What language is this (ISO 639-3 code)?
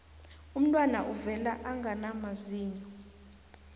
nbl